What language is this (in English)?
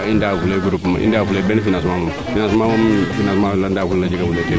Serer